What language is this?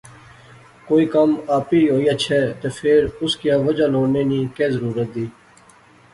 Pahari-Potwari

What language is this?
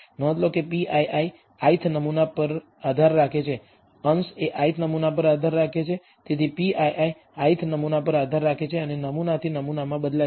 Gujarati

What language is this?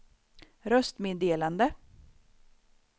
Swedish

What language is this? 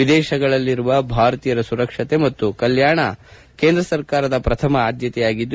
Kannada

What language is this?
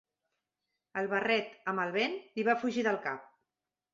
Catalan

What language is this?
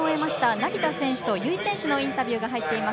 Japanese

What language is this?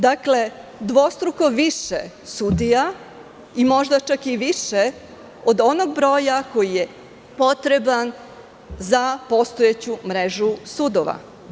Serbian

